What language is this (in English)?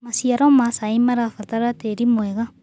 Kikuyu